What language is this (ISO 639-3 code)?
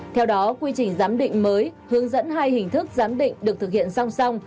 vie